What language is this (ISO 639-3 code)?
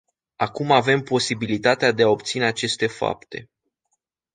ron